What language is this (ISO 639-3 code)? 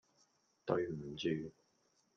yue